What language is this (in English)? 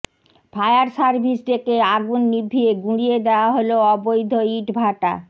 Bangla